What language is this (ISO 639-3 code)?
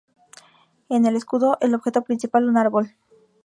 spa